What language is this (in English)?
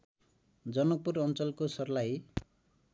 Nepali